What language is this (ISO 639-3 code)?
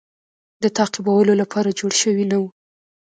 pus